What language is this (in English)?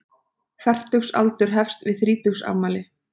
Icelandic